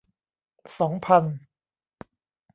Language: Thai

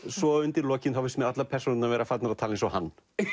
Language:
Icelandic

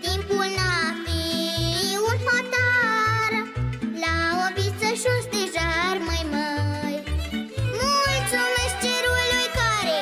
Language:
Romanian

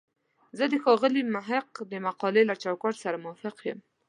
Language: Pashto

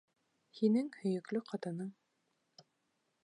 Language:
Bashkir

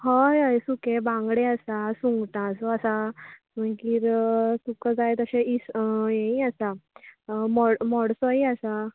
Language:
Konkani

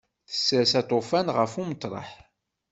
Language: Kabyle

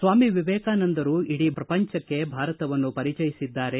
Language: Kannada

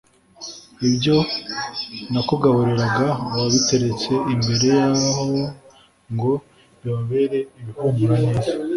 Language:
Kinyarwanda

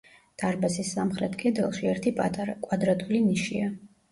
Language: Georgian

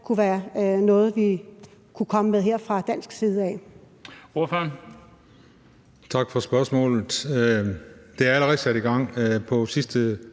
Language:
Danish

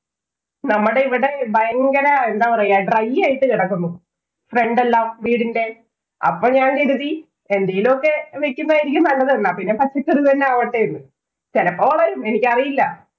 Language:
Malayalam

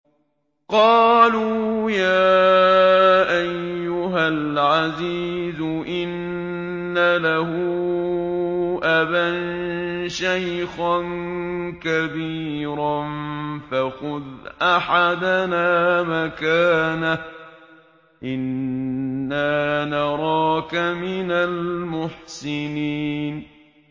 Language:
Arabic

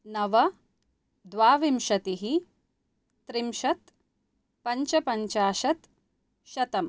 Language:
Sanskrit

